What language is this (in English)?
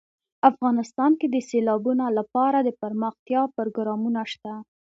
Pashto